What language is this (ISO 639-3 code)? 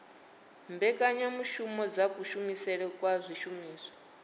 ven